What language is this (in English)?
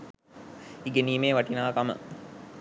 Sinhala